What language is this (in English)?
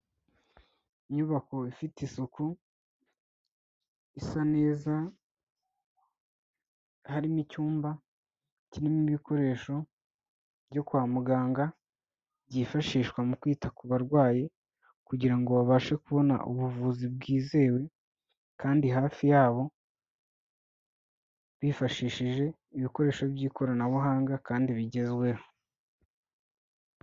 Kinyarwanda